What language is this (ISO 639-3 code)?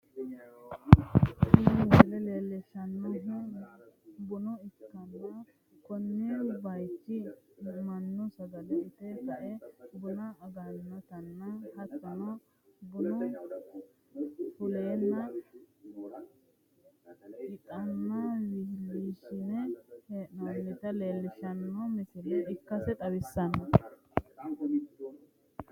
sid